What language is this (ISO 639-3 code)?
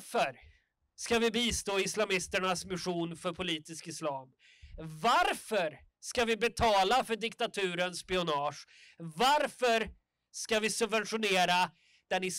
swe